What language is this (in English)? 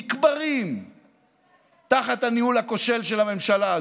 Hebrew